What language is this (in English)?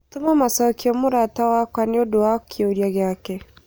Kikuyu